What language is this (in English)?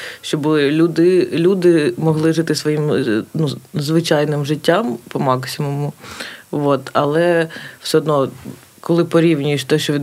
Ukrainian